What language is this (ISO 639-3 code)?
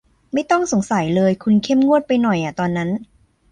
tha